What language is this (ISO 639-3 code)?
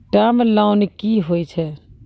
mai